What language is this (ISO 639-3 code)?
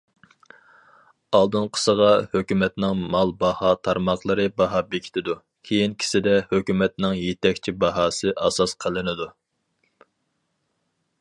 uig